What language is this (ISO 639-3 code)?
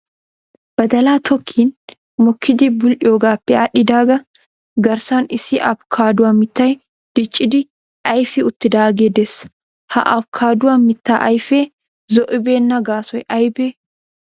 wal